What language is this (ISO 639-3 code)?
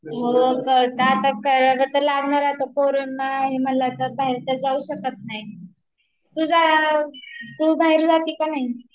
mar